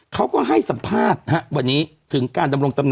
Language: Thai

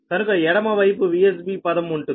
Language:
Telugu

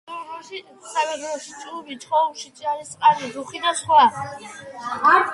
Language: Georgian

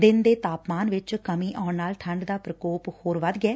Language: Punjabi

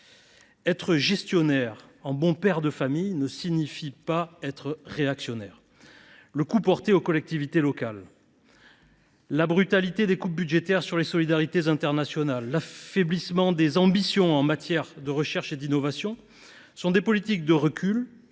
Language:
French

